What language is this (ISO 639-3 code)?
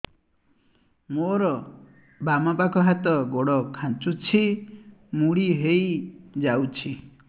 ori